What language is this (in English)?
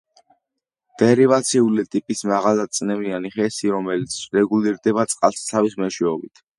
Georgian